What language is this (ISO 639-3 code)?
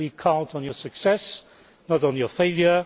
eng